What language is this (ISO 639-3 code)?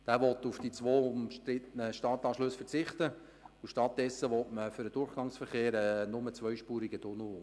gsw